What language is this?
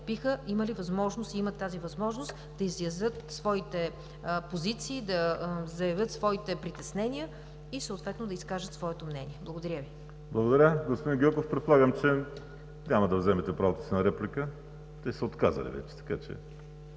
Bulgarian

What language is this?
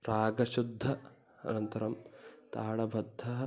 Sanskrit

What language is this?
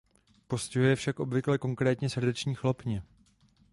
Czech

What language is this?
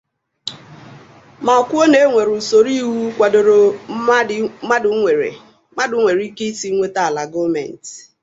Igbo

